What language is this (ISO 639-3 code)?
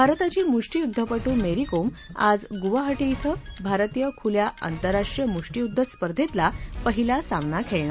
mar